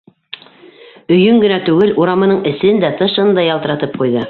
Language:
Bashkir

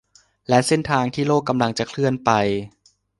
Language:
Thai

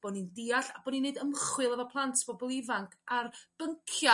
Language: Welsh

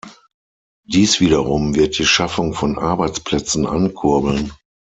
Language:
German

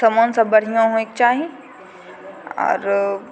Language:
Maithili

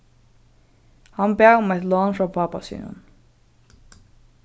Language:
Faroese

